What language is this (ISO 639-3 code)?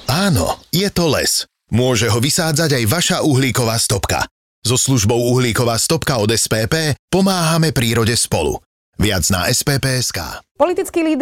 slk